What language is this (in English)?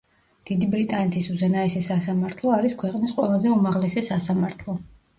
Georgian